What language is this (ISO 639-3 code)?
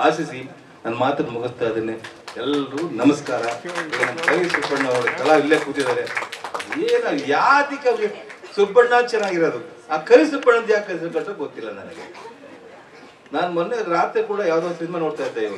hin